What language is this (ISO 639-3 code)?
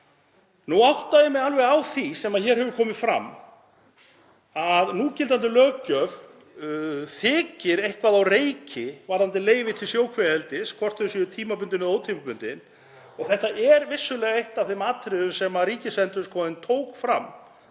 isl